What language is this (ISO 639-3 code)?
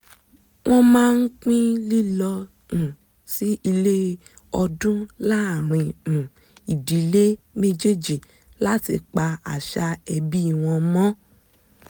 yor